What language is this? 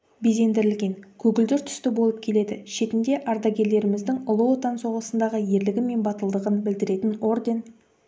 Kazakh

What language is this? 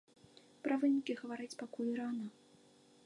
Belarusian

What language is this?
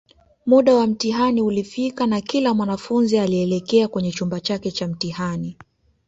Swahili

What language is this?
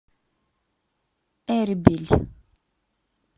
Russian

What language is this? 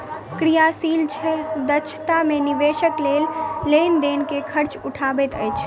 Maithili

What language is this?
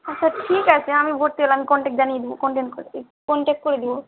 Bangla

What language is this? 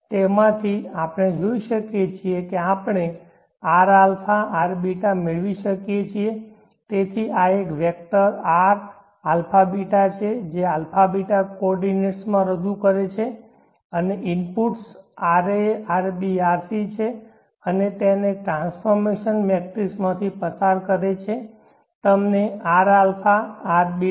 Gujarati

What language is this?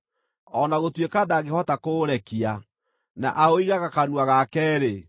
Kikuyu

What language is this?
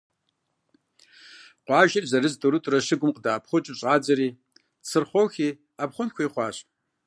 Kabardian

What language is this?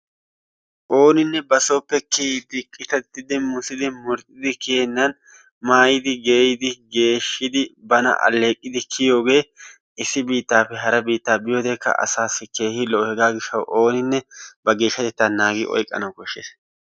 Wolaytta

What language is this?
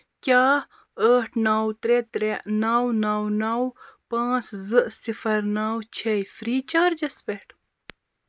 Kashmiri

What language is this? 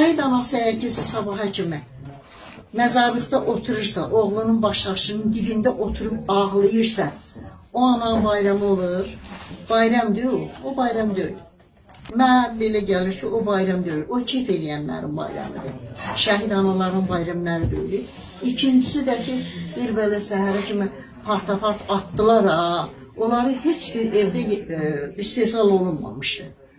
Turkish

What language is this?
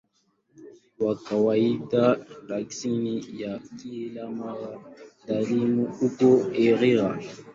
Swahili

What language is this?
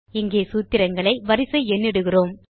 Tamil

